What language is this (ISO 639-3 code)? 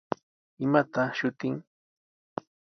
qws